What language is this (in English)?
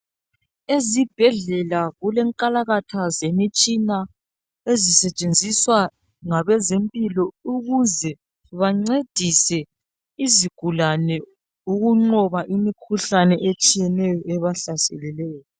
North Ndebele